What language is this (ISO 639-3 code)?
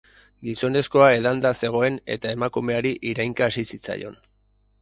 eus